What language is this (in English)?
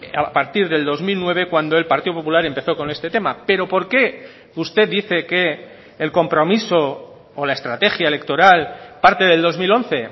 Spanish